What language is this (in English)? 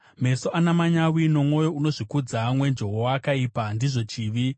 Shona